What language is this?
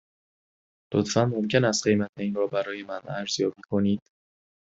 Persian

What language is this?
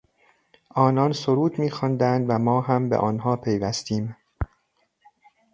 Persian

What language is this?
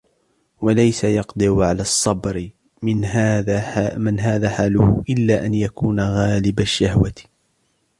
Arabic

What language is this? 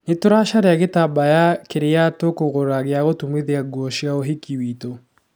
Kikuyu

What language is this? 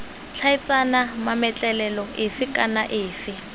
Tswana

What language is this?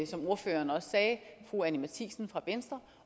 Danish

